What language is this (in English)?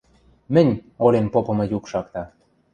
Western Mari